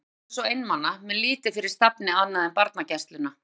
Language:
Icelandic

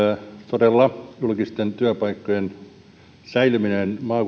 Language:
Finnish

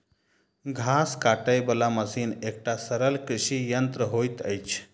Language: Maithili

